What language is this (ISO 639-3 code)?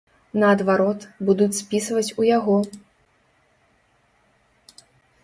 bel